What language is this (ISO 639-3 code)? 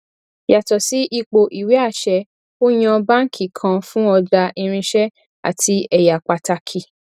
yor